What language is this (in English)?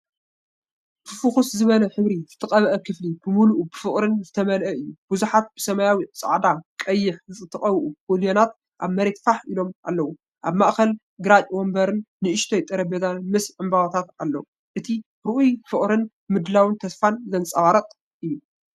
Tigrinya